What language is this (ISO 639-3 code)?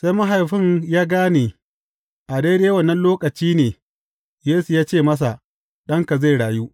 hau